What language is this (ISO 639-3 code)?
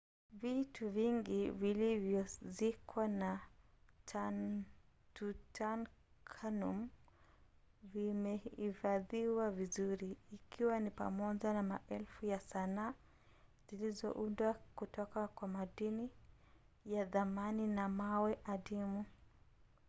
swa